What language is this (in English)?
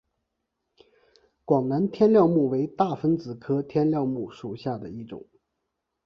Chinese